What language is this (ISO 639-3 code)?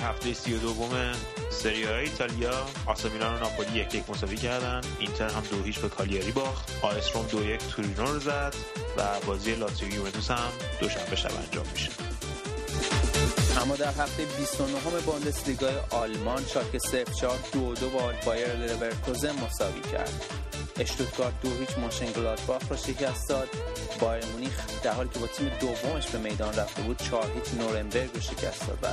fas